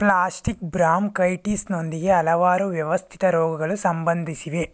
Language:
Kannada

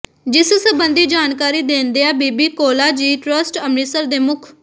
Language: Punjabi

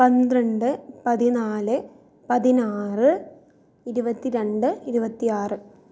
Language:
Malayalam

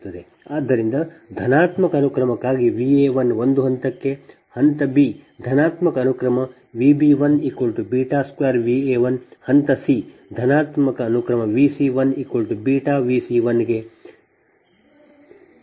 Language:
Kannada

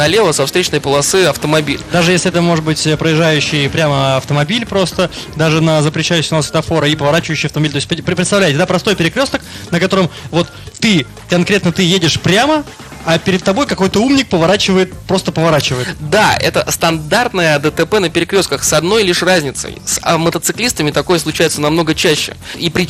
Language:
Russian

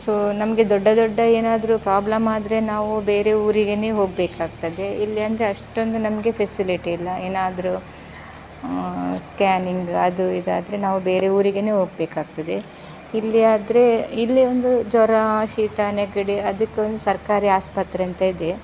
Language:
Kannada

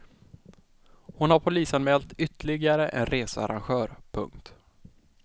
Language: Swedish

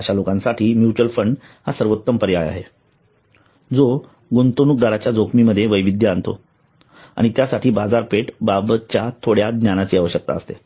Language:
Marathi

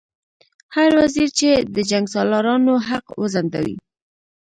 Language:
Pashto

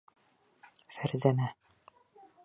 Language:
Bashkir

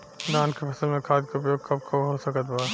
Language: Bhojpuri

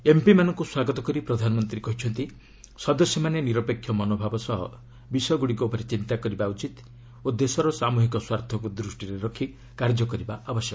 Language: Odia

